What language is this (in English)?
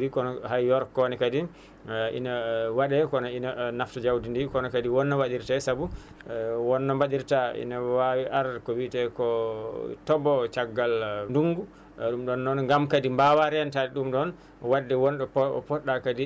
Fula